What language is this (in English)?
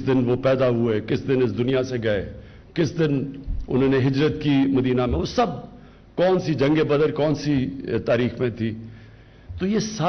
Urdu